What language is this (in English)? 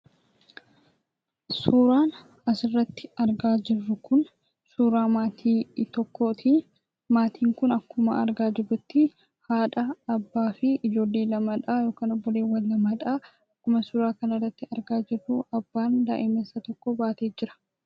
Oromo